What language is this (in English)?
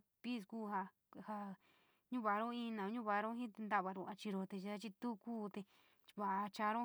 San Miguel El Grande Mixtec